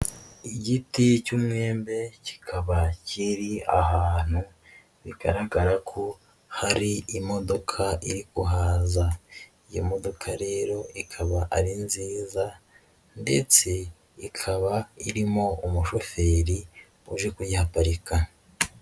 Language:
Kinyarwanda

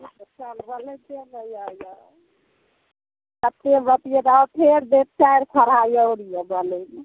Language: Maithili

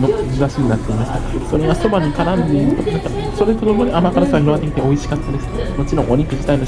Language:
Japanese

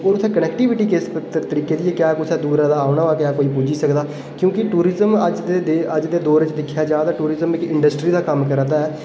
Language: Dogri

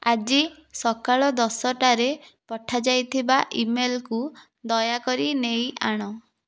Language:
Odia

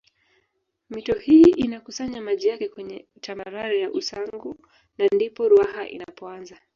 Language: Swahili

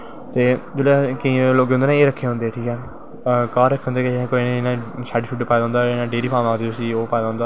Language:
Dogri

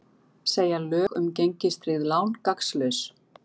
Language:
Icelandic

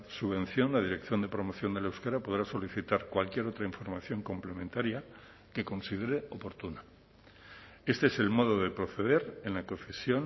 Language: Spanish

